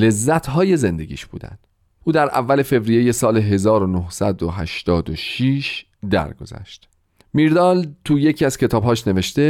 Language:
Persian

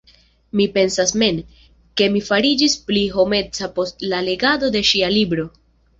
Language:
Esperanto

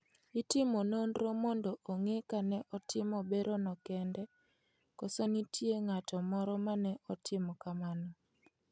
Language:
Luo (Kenya and Tanzania)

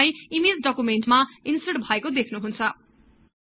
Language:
Nepali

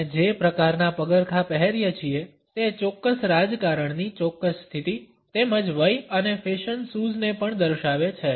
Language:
Gujarati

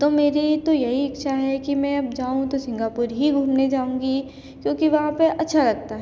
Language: Hindi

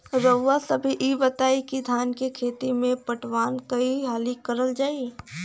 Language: Bhojpuri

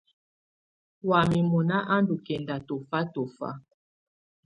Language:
Tunen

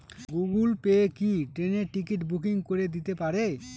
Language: Bangla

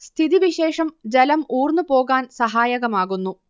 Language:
Malayalam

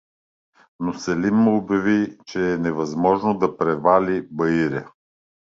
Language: Bulgarian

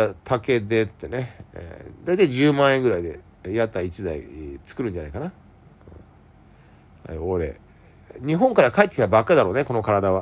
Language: Japanese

